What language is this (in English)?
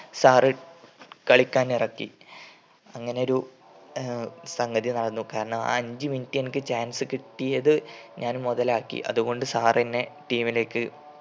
Malayalam